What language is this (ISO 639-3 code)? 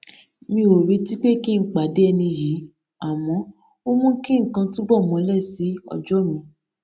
yor